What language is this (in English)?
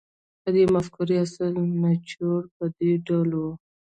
Pashto